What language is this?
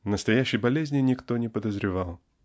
Russian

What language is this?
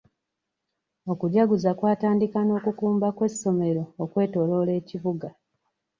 Ganda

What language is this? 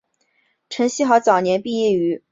Chinese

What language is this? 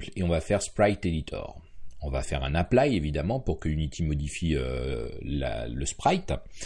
French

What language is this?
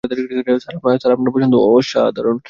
Bangla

